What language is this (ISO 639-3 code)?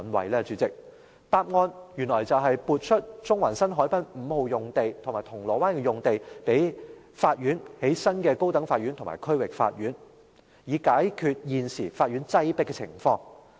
yue